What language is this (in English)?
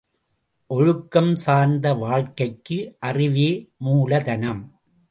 Tamil